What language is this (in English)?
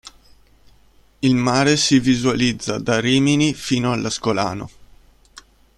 Italian